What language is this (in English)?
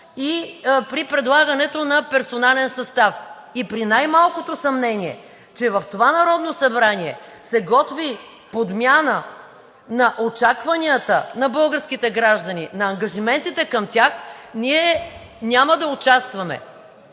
Bulgarian